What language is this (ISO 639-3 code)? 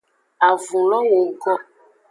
ajg